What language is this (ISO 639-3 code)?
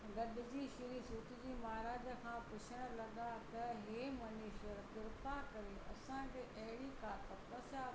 snd